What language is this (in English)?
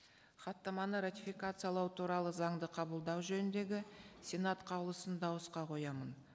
Kazakh